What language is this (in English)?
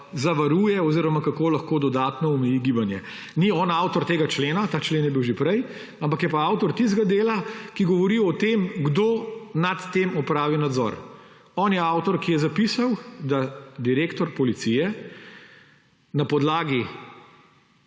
Slovenian